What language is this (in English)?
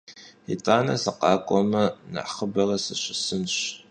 Kabardian